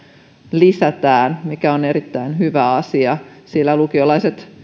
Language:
Finnish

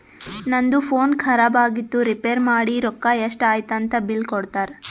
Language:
Kannada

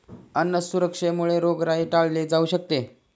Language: Marathi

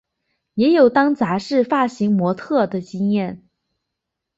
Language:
Chinese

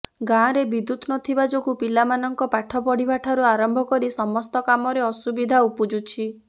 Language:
Odia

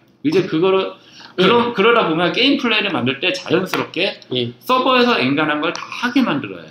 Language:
Korean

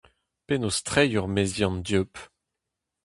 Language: Breton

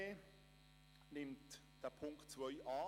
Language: Swiss German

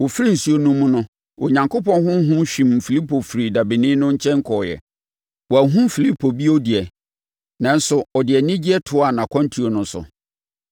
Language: Akan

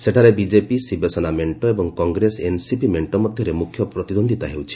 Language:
Odia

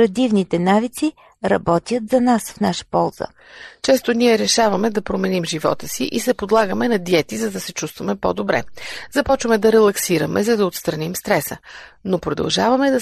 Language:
Bulgarian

